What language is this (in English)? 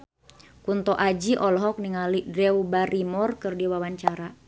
Sundanese